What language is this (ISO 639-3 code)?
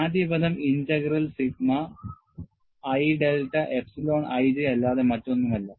mal